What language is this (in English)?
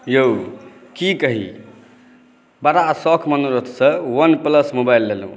Maithili